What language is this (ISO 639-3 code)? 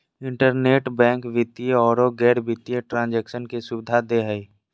mag